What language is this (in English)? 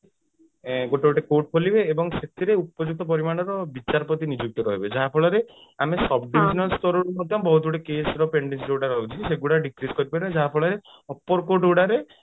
Odia